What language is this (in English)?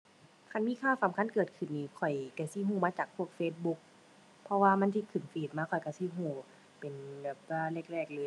Thai